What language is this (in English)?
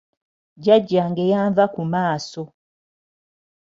Ganda